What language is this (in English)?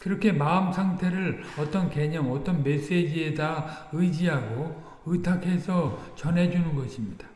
Korean